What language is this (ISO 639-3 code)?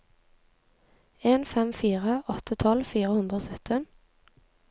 nor